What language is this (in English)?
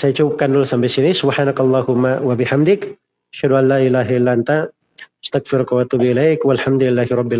Indonesian